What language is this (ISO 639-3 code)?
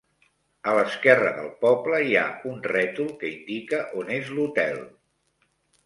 cat